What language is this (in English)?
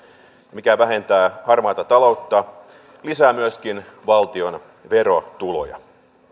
Finnish